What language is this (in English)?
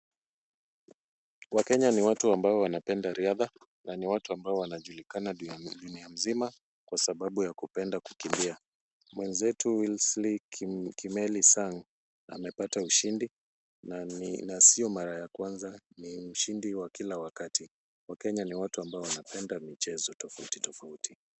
Swahili